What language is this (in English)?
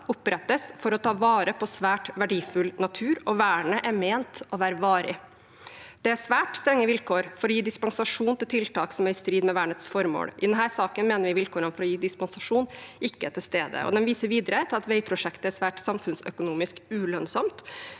Norwegian